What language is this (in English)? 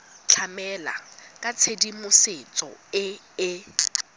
Tswana